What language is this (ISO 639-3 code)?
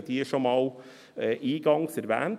gsw